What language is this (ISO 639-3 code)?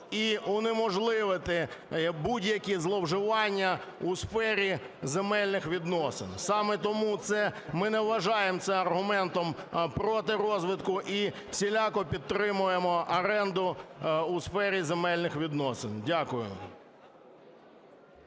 ukr